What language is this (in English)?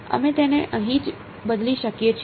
Gujarati